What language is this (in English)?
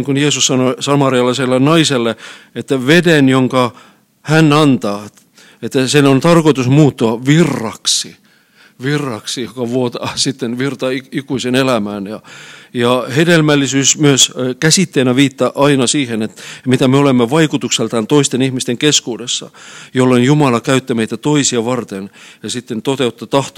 Finnish